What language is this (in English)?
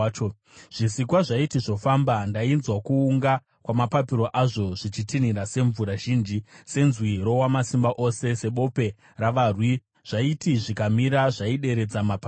Shona